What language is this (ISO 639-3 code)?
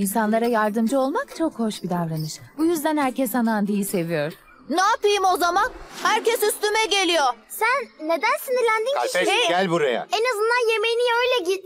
tur